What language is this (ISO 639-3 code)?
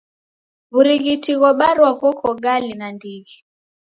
dav